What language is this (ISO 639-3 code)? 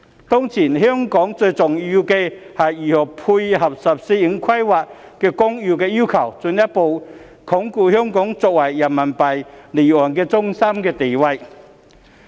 yue